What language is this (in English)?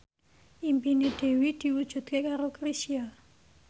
Javanese